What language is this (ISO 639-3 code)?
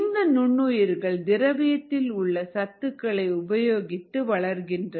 tam